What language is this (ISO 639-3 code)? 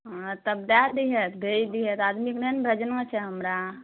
mai